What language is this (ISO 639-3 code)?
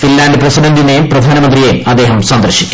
mal